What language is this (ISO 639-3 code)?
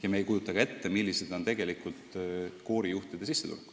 est